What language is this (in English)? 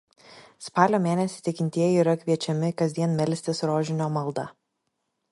Lithuanian